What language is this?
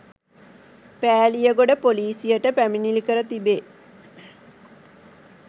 Sinhala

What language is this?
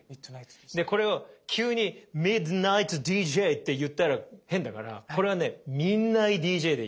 Japanese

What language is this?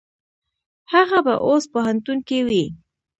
Pashto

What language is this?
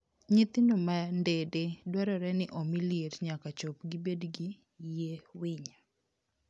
Luo (Kenya and Tanzania)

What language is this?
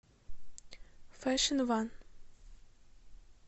Russian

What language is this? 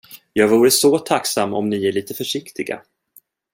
Swedish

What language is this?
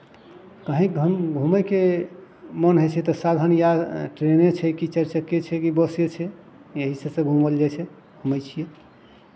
Maithili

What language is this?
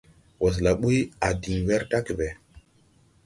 Tupuri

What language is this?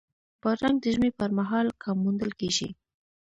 Pashto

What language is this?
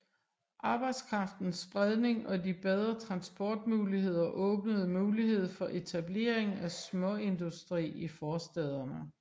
Danish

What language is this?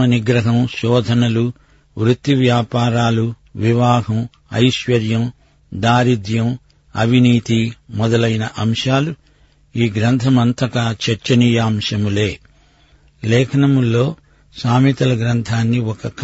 Telugu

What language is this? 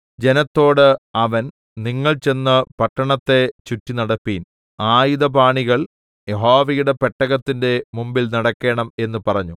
Malayalam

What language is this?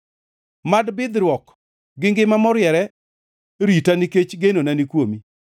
Luo (Kenya and Tanzania)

